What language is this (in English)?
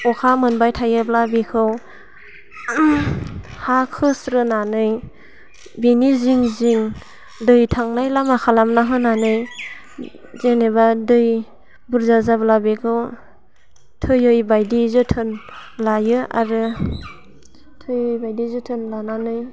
Bodo